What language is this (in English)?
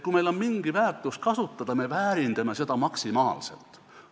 Estonian